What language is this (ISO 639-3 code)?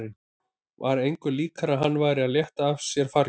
isl